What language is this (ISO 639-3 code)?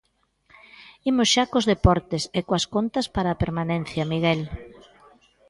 glg